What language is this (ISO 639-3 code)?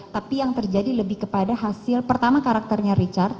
ind